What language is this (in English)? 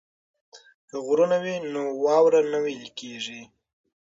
Pashto